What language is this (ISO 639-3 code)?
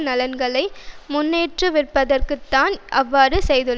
tam